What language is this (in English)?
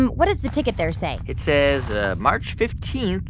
English